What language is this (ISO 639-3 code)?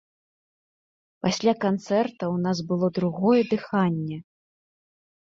bel